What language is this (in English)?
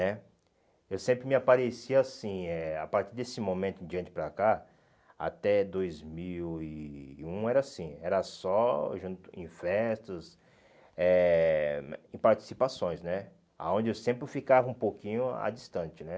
Portuguese